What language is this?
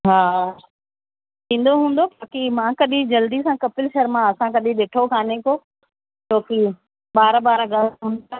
Sindhi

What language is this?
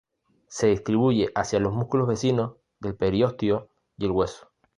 Spanish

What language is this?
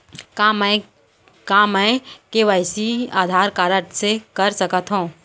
Chhattisgarhi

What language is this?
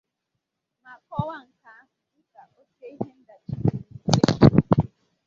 Igbo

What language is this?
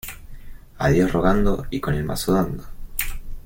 Spanish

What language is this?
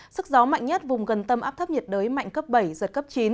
Vietnamese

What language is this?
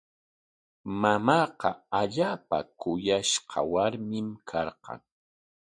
Corongo Ancash Quechua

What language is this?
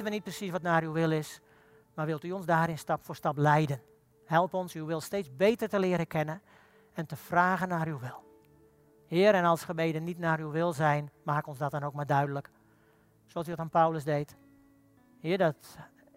Dutch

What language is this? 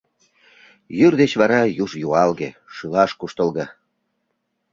Mari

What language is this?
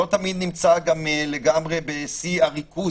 Hebrew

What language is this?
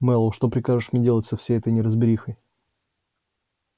Russian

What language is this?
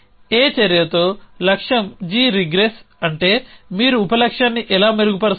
Telugu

